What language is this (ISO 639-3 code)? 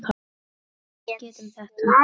isl